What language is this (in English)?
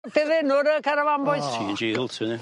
Welsh